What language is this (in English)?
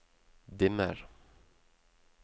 Norwegian